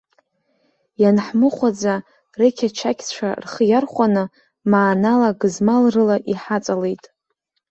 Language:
Abkhazian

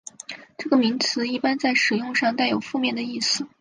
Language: Chinese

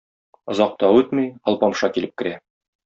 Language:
Tatar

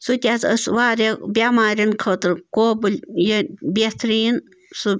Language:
Kashmiri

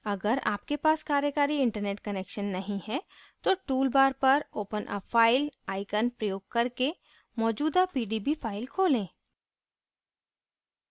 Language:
Hindi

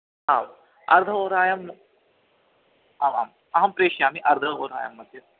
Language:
Sanskrit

